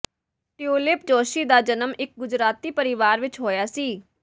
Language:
Punjabi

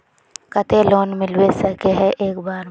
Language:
Magahi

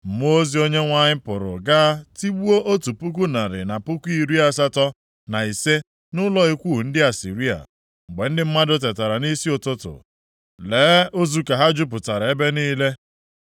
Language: Igbo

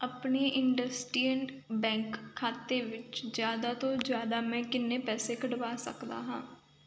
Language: Punjabi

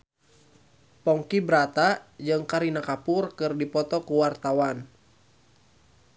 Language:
Sundanese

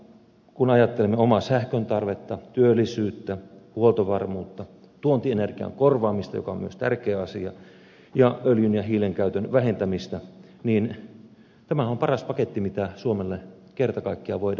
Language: Finnish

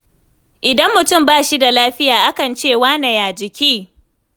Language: Hausa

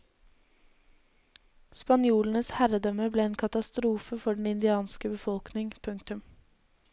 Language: Norwegian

